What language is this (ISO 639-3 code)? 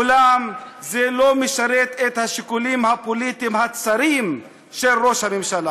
heb